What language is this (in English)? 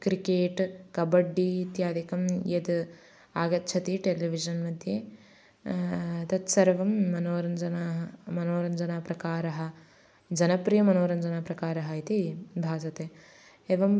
Sanskrit